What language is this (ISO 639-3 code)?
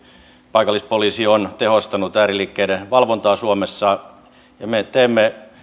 fin